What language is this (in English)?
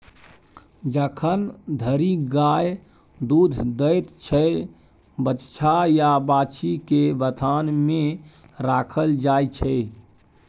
Maithili